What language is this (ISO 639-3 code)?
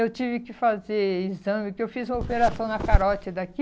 por